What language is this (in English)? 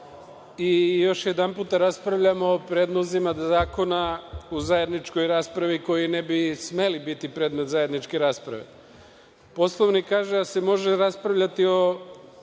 Serbian